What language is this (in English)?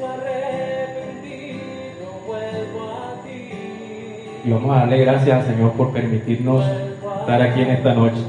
Spanish